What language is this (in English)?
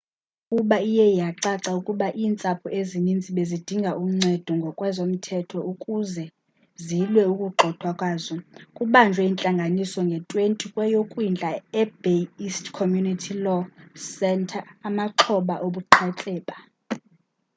Xhosa